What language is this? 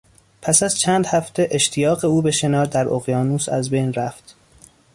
Persian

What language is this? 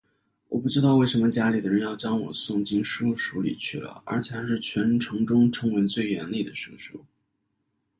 Chinese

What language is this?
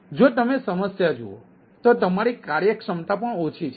Gujarati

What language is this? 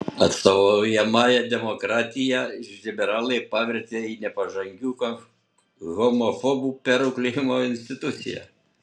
Lithuanian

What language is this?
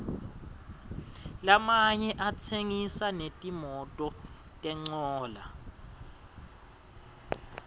Swati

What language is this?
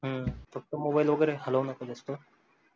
Marathi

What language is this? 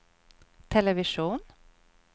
Swedish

